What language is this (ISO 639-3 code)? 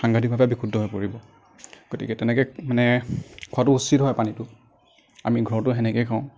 asm